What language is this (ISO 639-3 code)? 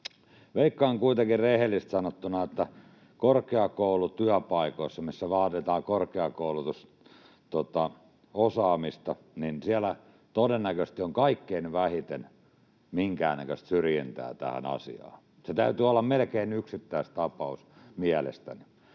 fin